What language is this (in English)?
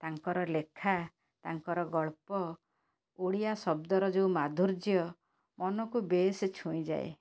Odia